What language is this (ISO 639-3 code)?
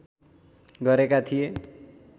nep